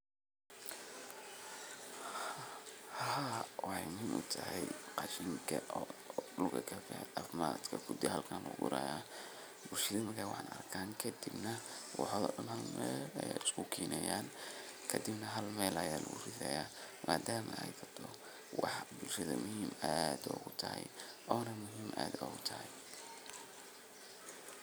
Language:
Somali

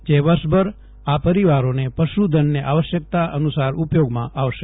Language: Gujarati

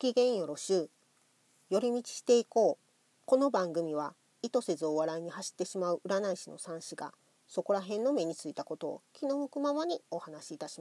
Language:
Japanese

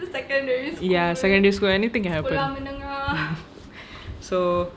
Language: English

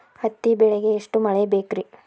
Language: Kannada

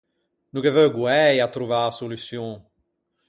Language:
Ligurian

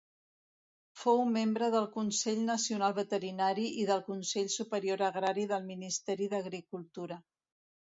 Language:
Catalan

